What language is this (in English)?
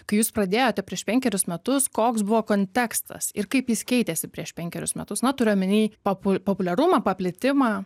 Lithuanian